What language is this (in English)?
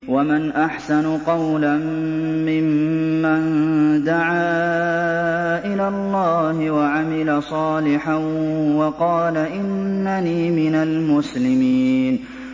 Arabic